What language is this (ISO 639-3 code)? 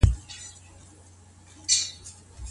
pus